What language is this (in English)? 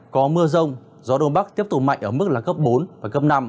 Vietnamese